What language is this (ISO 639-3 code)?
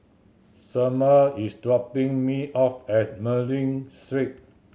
eng